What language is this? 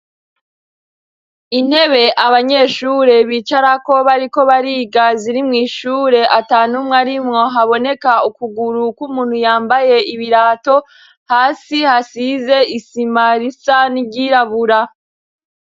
Rundi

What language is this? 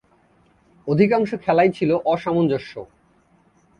Bangla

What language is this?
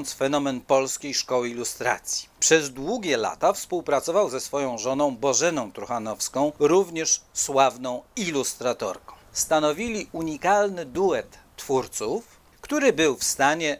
Polish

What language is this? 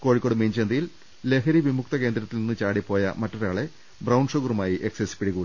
Malayalam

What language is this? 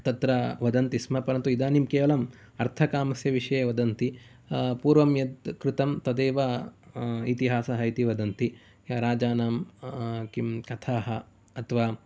Sanskrit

